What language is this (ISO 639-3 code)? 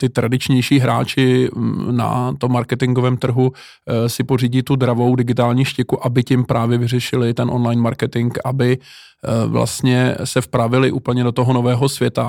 ces